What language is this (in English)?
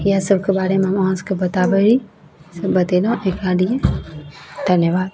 Maithili